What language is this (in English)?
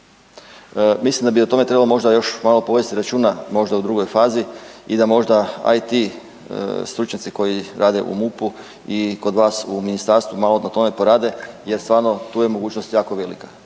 Croatian